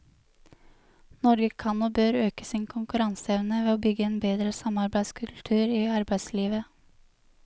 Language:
Norwegian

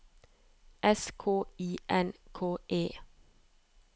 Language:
Norwegian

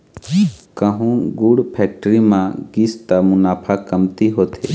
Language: Chhattisgarhi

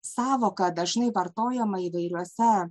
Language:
Lithuanian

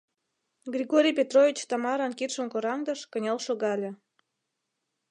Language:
Mari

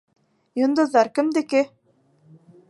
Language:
Bashkir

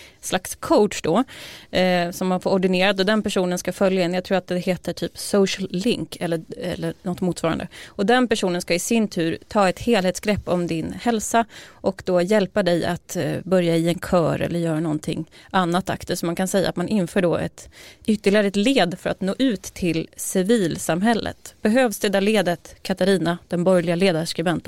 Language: Swedish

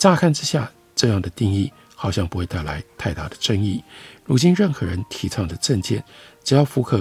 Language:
Chinese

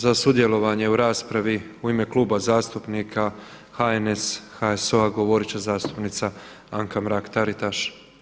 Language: Croatian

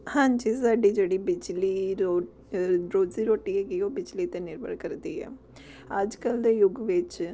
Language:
Punjabi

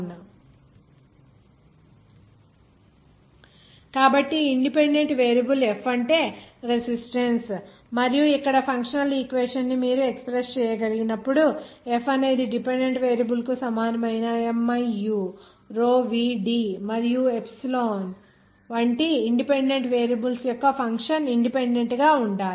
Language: Telugu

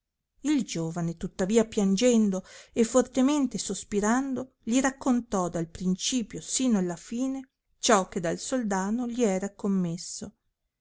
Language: Italian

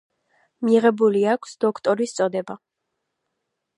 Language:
Georgian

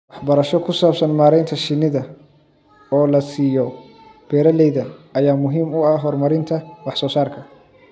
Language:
Somali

